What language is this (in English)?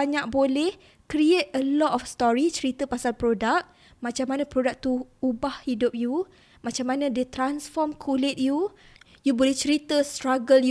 Malay